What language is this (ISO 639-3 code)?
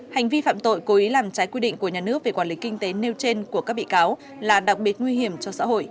vie